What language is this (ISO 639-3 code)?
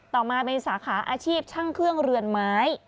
tha